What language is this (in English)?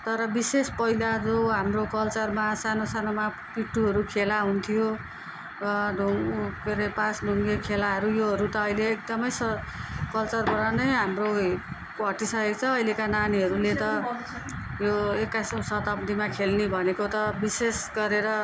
Nepali